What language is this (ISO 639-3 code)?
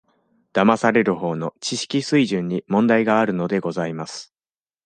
jpn